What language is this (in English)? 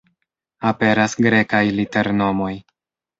Esperanto